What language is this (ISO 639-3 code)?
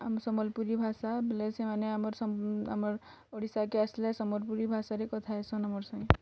ori